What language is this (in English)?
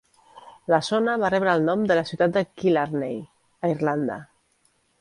Catalan